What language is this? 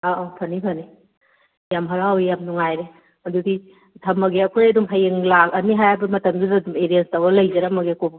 Manipuri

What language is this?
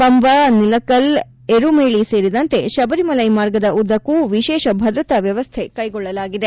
Kannada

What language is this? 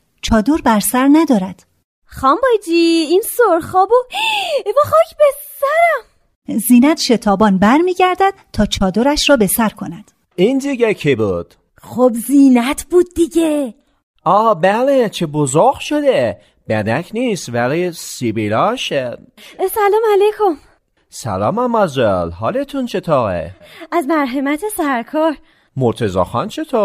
Persian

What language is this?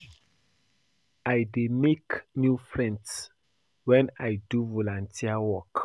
Nigerian Pidgin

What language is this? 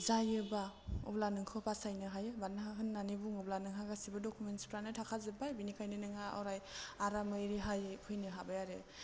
Bodo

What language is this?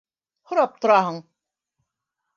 Bashkir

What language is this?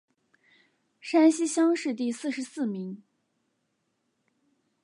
Chinese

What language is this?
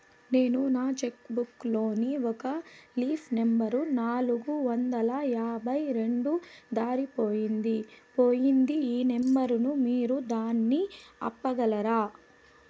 Telugu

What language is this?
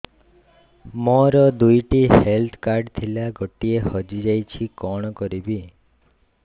Odia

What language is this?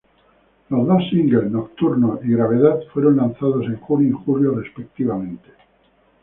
Spanish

